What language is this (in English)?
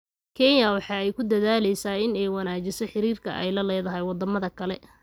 Somali